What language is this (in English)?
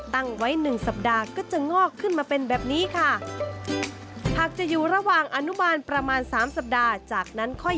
Thai